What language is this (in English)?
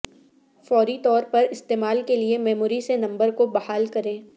Urdu